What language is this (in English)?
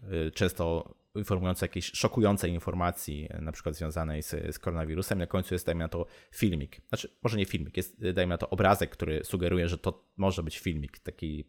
Polish